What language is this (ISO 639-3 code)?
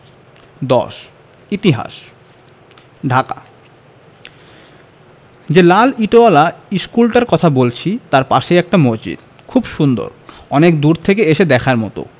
ben